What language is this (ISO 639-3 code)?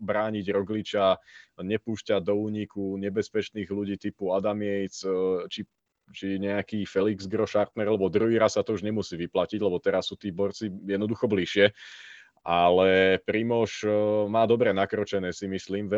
slk